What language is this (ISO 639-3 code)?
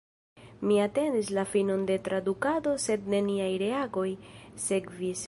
epo